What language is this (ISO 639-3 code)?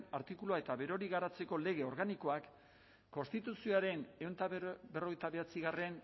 eus